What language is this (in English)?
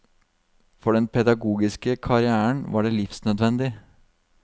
Norwegian